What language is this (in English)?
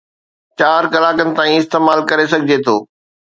Sindhi